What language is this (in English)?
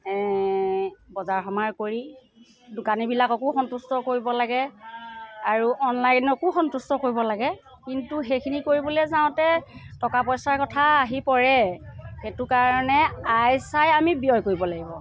Assamese